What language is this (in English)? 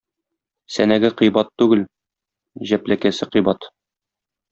Tatar